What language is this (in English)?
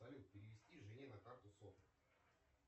Russian